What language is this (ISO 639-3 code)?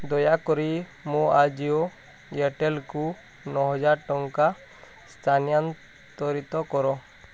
ori